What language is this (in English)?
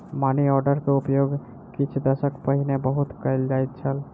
Maithili